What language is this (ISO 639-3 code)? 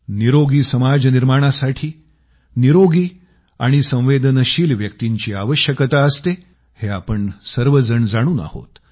mar